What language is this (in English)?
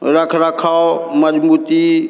Maithili